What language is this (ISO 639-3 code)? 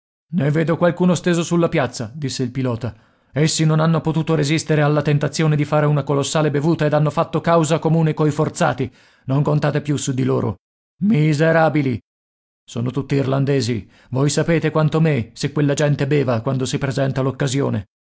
ita